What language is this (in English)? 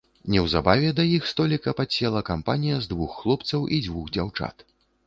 Belarusian